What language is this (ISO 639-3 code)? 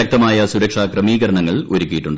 mal